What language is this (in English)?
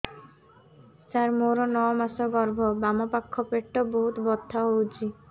Odia